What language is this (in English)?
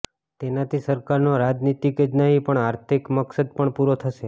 Gujarati